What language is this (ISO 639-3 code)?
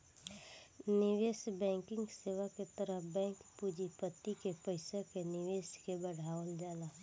bho